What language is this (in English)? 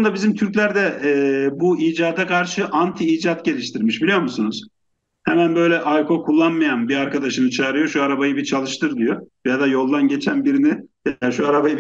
Turkish